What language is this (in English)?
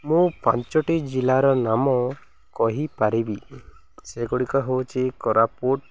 Odia